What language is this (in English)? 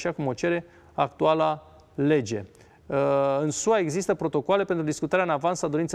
Romanian